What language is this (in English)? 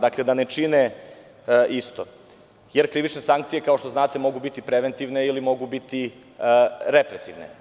Serbian